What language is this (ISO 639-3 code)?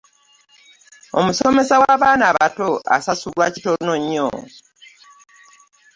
lug